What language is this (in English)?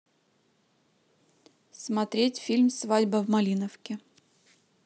Russian